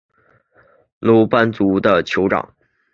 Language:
Chinese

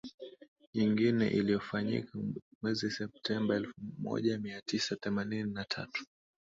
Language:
Swahili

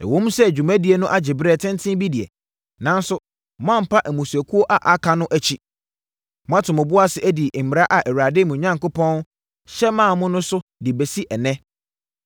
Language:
Akan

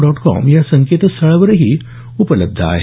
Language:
Marathi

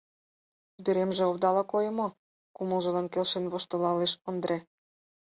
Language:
Mari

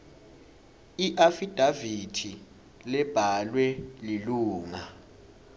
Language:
Swati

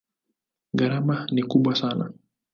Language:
Swahili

